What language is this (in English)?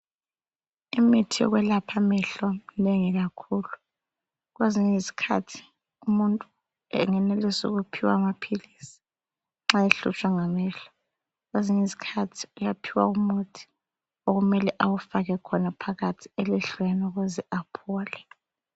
North Ndebele